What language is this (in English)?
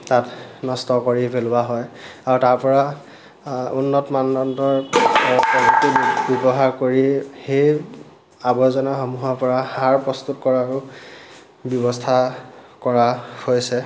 Assamese